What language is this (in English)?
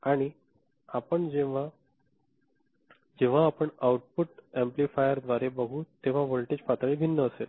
Marathi